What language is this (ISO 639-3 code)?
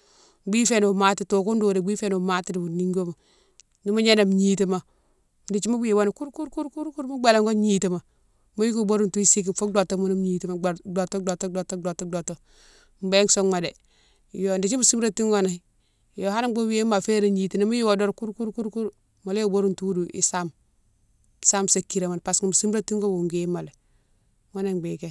msw